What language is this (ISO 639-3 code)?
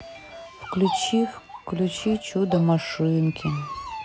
rus